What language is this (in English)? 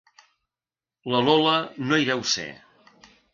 Catalan